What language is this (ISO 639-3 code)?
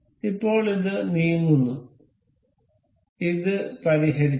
mal